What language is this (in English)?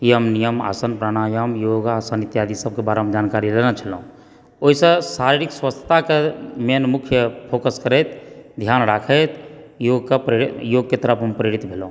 Maithili